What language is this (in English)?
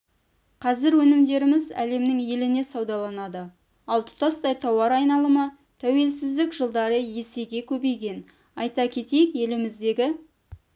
Kazakh